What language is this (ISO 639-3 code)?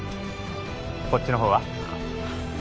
jpn